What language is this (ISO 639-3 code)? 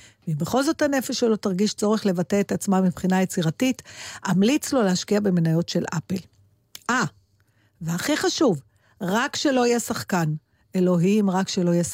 heb